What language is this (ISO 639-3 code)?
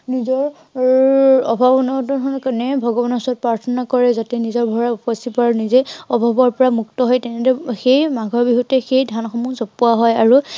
asm